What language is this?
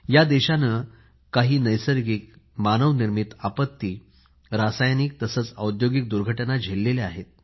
Marathi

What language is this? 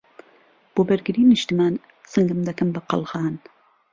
Central Kurdish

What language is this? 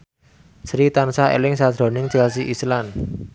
Javanese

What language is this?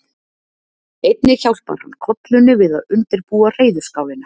Icelandic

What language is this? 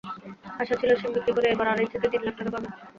Bangla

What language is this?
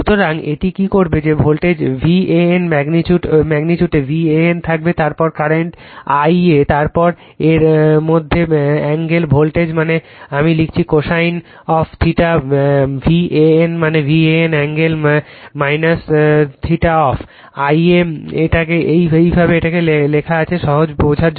Bangla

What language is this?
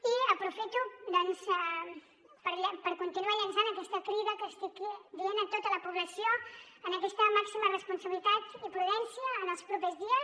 Catalan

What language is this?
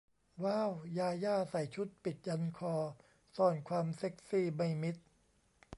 Thai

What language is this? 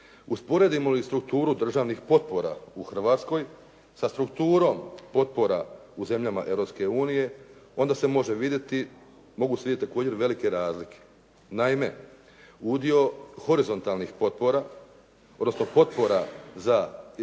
Croatian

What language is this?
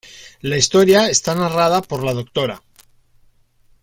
Spanish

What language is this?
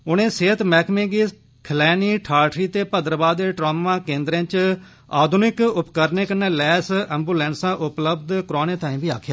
Dogri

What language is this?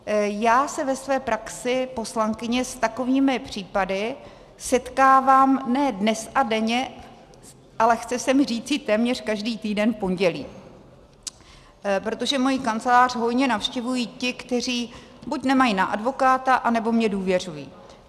Czech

